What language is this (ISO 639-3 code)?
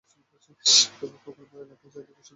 ben